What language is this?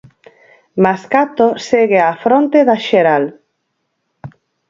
Galician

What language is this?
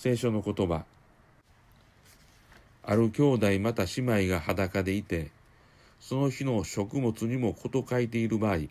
Japanese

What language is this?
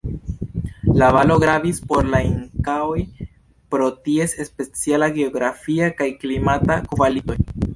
Esperanto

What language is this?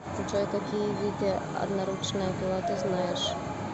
Russian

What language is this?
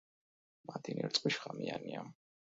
Georgian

